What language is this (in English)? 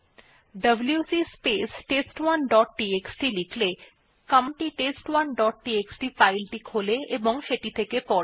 Bangla